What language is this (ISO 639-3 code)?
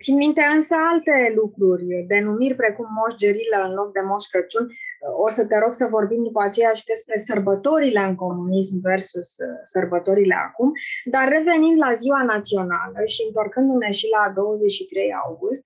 ron